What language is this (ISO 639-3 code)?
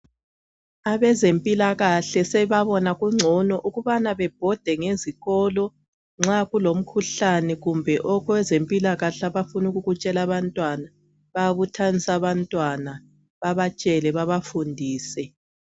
nde